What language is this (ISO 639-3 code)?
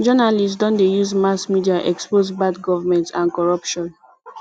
pcm